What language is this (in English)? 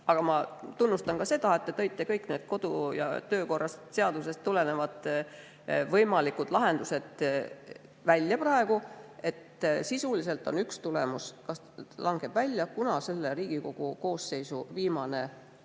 Estonian